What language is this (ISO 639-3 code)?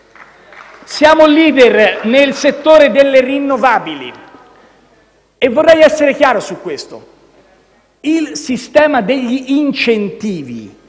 ita